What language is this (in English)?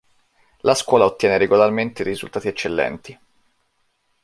Italian